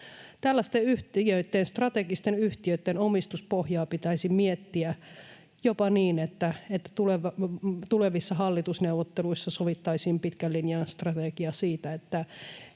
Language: Finnish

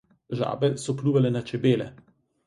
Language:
Slovenian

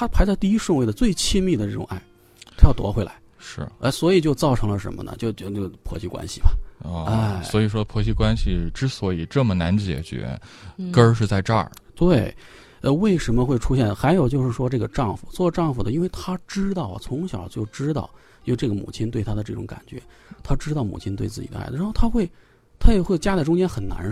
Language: Chinese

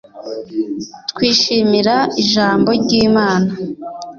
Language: Kinyarwanda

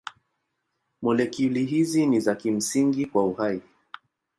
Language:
Swahili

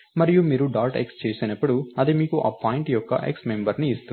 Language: Telugu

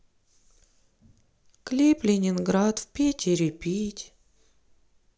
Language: Russian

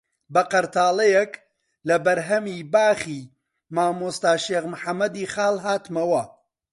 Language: Central Kurdish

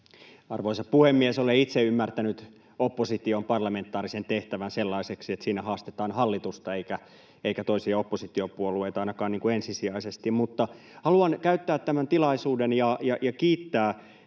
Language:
Finnish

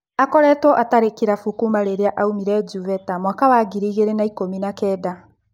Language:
Kikuyu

